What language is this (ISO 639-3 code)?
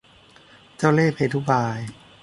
tha